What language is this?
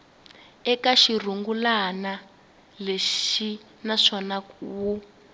Tsonga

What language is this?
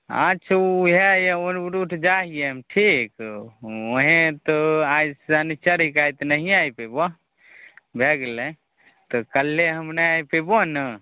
Maithili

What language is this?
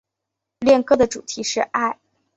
Chinese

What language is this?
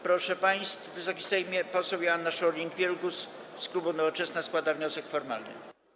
Polish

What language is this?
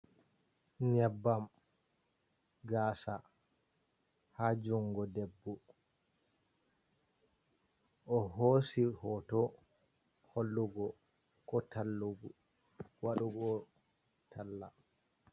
Fula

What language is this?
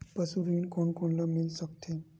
Chhattisgarhi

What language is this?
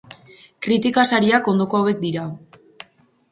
Basque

